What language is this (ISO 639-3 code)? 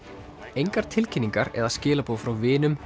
isl